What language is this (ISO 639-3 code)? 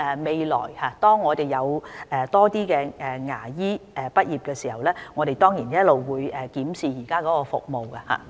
yue